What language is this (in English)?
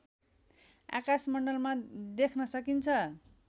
Nepali